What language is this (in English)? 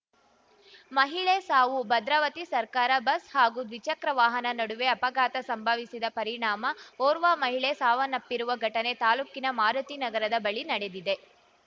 Kannada